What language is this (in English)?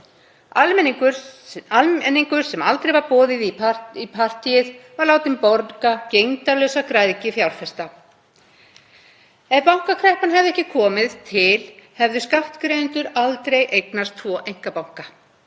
Icelandic